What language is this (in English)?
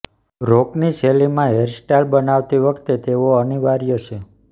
Gujarati